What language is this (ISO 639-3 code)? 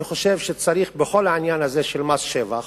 heb